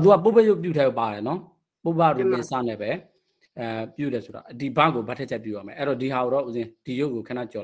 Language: Thai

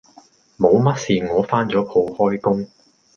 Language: Cantonese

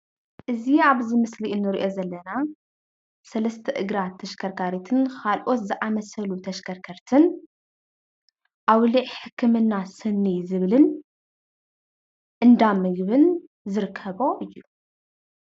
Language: Tigrinya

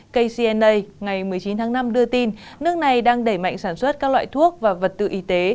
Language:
Vietnamese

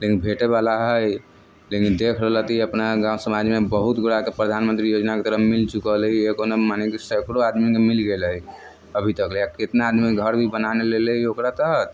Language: Maithili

